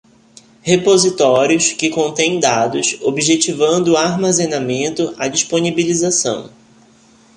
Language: Portuguese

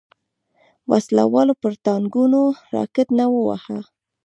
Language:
Pashto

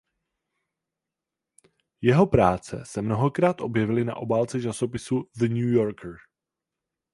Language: Czech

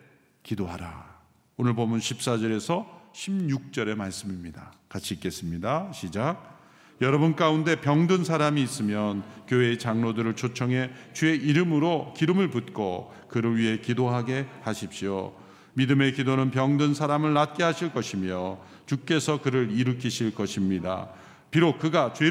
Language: Korean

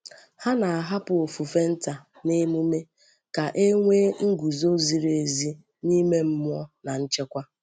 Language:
Igbo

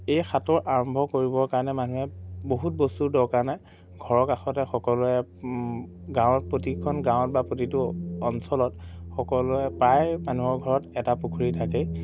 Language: Assamese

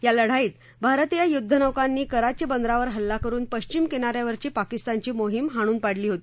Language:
Marathi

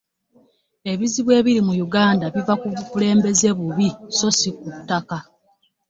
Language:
Ganda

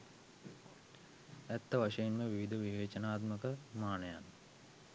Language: Sinhala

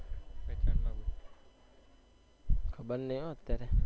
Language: Gujarati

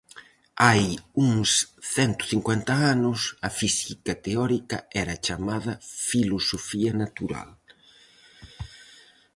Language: Galician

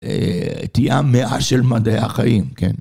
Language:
Hebrew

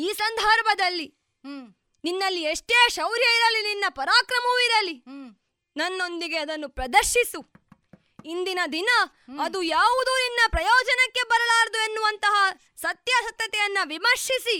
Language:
Kannada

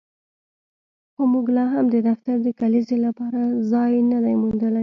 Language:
Pashto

